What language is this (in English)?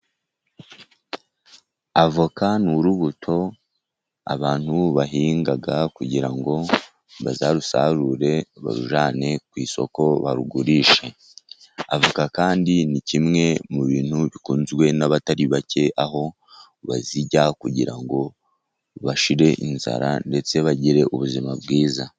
Kinyarwanda